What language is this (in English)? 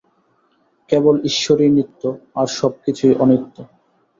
Bangla